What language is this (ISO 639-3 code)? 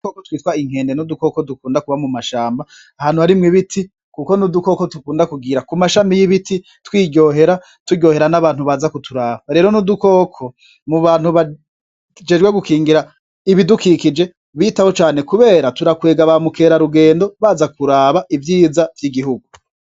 run